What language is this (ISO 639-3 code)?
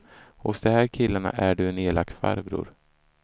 swe